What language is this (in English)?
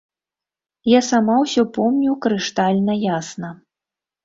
Belarusian